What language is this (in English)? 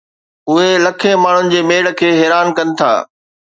Sindhi